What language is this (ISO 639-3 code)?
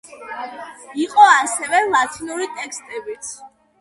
kat